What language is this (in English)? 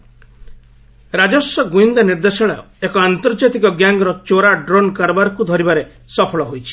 Odia